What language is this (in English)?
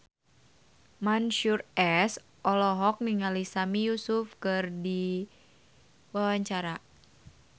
Sundanese